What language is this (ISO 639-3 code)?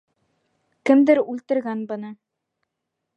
bak